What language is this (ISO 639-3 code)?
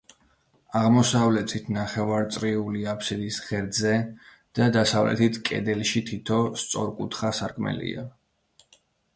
kat